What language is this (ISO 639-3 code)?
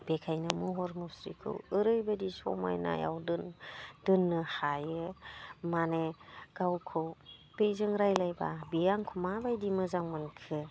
brx